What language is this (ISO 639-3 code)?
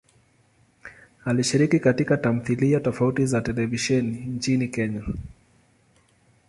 swa